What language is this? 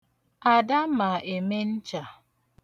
Igbo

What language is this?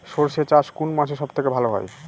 Bangla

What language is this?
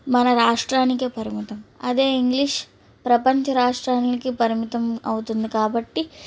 Telugu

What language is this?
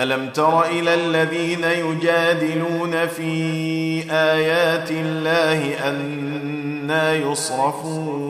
Arabic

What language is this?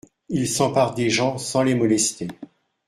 French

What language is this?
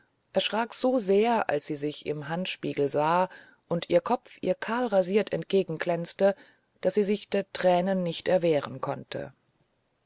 German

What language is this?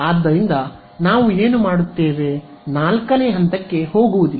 Kannada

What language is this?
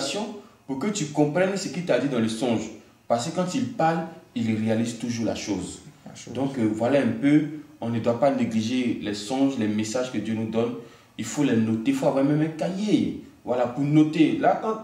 French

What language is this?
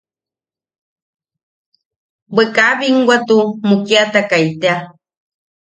Yaqui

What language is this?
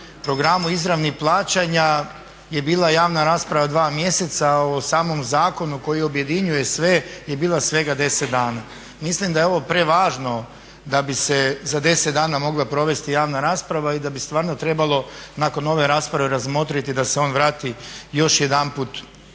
Croatian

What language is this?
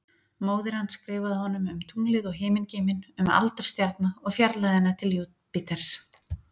Icelandic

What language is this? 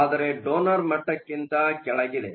Kannada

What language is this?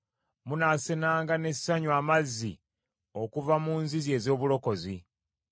Ganda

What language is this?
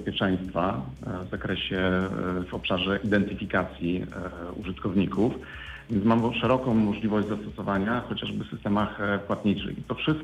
Polish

